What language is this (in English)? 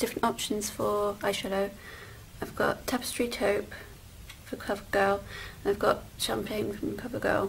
English